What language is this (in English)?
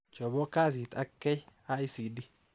Kalenjin